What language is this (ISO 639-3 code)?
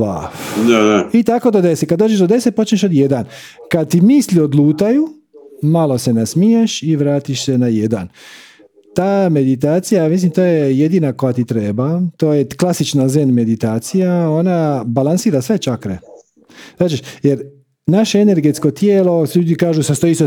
hrv